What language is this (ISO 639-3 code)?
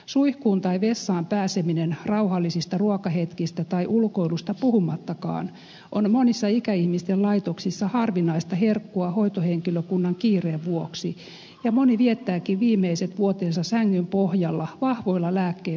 fin